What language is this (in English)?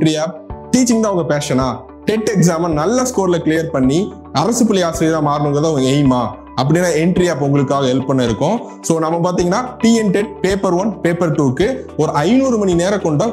Hindi